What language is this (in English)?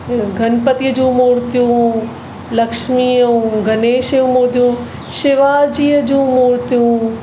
Sindhi